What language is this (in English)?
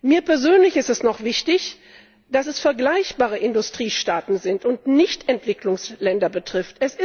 German